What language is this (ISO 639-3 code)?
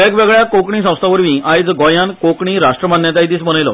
kok